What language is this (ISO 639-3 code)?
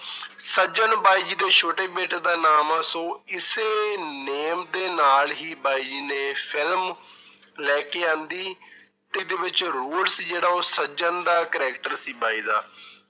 pan